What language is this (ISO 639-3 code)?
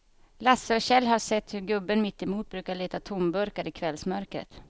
swe